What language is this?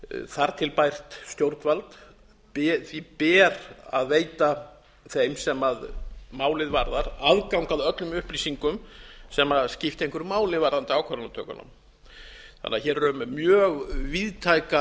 Icelandic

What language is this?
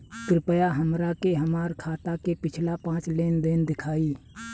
Bhojpuri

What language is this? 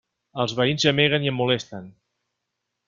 Catalan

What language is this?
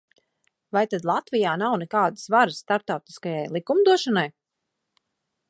Latvian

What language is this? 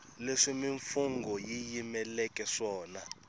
Tsonga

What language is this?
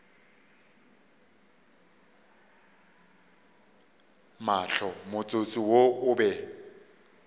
Northern Sotho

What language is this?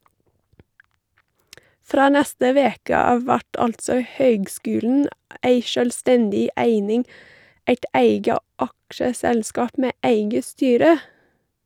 Norwegian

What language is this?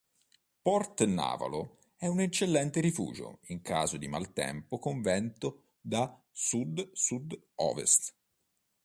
Italian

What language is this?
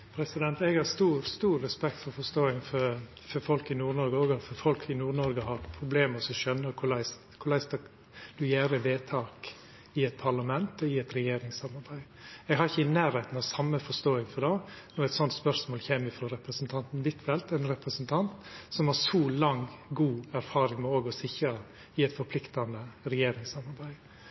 Norwegian Nynorsk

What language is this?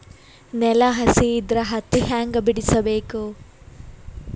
Kannada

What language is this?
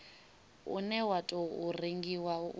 Venda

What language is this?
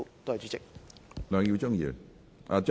Cantonese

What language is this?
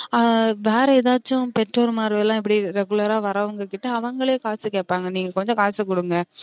Tamil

